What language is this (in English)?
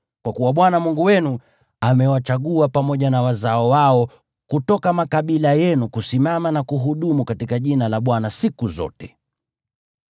Swahili